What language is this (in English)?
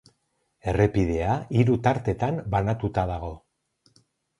Basque